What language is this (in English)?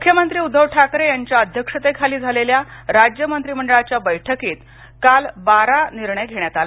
Marathi